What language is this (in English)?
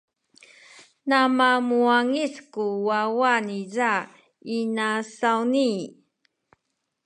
Sakizaya